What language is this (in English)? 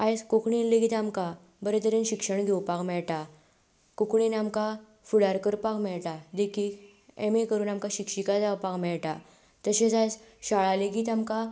Konkani